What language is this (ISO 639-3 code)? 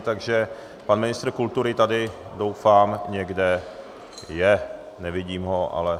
ces